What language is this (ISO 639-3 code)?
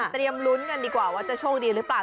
tha